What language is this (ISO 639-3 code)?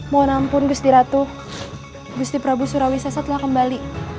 ind